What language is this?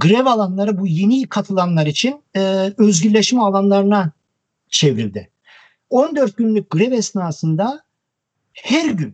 Turkish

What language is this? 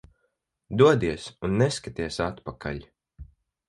Latvian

